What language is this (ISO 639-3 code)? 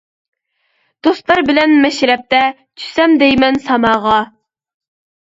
uig